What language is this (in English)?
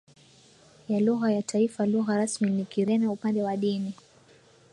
Swahili